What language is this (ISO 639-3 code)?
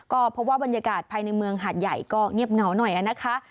tha